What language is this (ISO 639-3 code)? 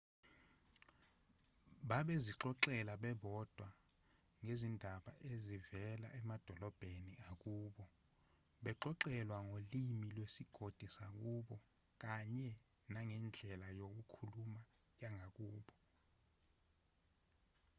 zul